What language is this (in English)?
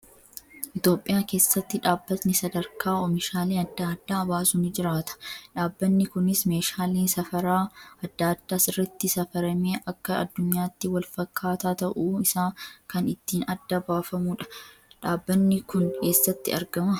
Oromo